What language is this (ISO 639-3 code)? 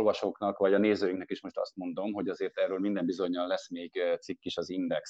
hun